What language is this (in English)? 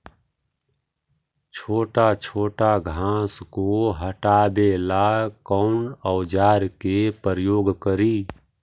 Magahi